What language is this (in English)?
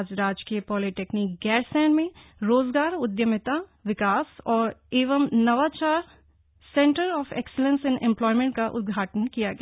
Hindi